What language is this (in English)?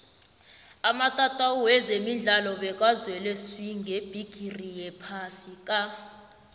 South Ndebele